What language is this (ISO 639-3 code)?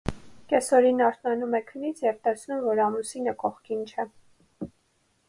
hye